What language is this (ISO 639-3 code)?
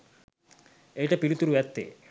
sin